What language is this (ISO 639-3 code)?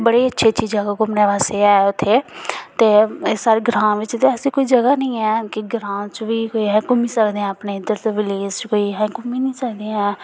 doi